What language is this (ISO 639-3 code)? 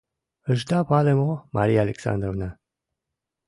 chm